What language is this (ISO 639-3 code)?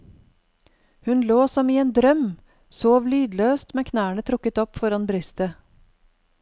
nor